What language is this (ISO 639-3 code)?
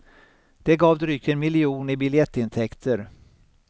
swe